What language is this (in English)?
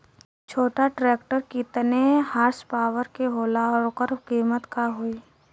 Bhojpuri